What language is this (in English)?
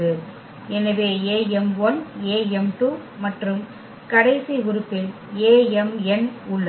Tamil